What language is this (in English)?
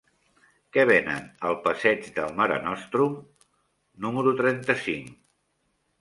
Catalan